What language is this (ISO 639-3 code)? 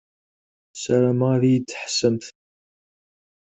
kab